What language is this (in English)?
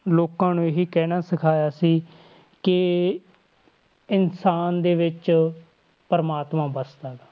Punjabi